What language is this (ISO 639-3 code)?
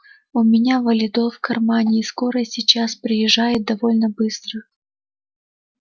rus